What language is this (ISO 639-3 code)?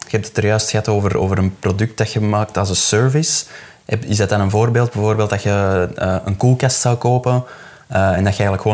nld